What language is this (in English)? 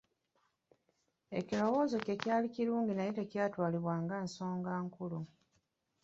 Ganda